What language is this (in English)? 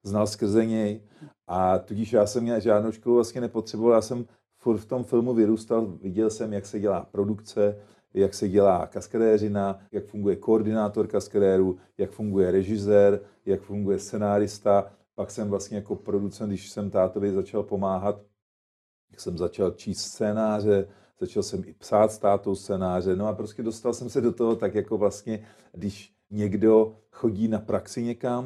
Czech